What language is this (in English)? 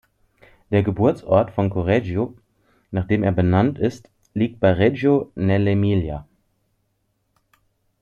German